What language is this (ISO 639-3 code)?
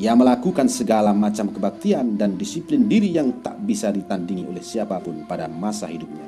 ind